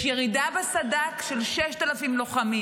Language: Hebrew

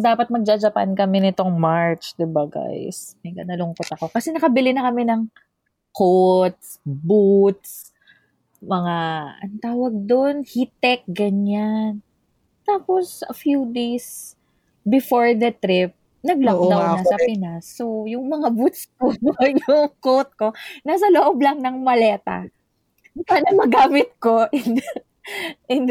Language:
Filipino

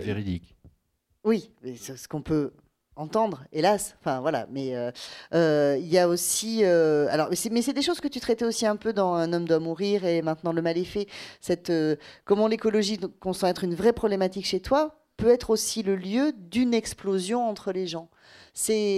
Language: French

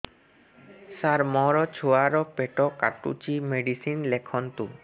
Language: Odia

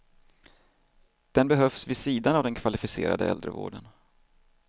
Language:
Swedish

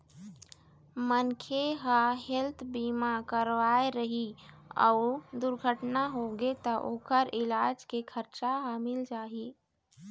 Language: Chhattisgarhi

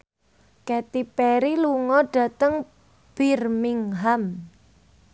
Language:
Javanese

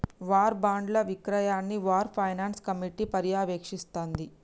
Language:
Telugu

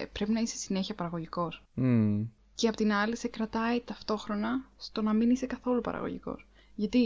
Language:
Greek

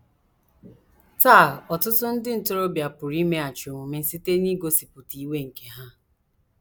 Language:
Igbo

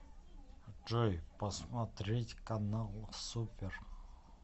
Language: Russian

